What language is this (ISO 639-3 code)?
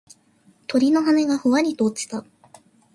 jpn